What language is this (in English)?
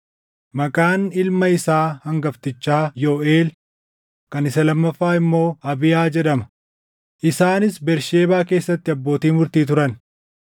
Oromo